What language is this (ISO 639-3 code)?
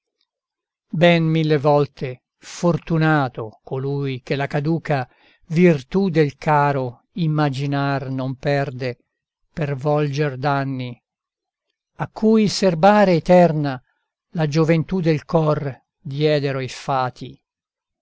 ita